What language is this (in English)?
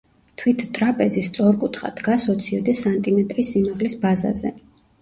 Georgian